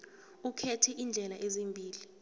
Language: South Ndebele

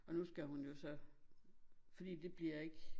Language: Danish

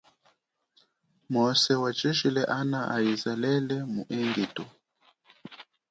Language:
Chokwe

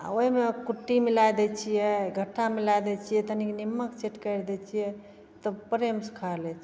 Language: Maithili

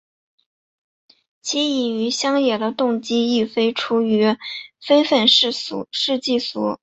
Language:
Chinese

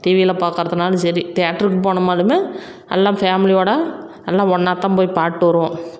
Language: Tamil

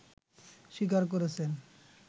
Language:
Bangla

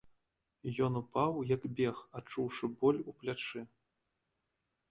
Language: Belarusian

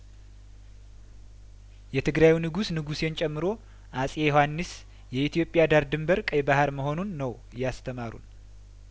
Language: Amharic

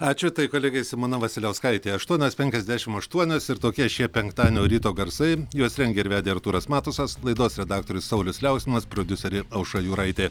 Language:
Lithuanian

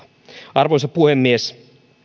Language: Finnish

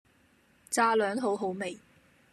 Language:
Cantonese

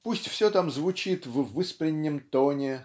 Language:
Russian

